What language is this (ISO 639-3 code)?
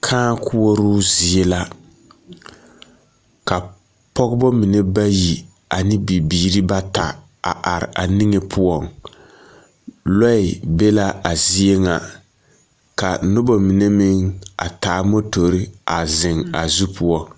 dga